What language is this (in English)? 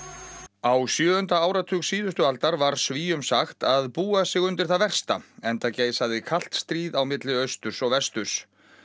Icelandic